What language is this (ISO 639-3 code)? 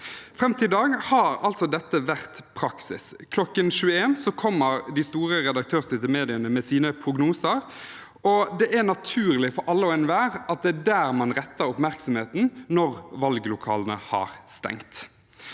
nor